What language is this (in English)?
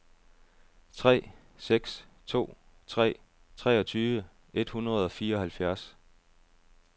Danish